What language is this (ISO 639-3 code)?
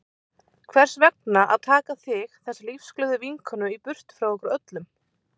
isl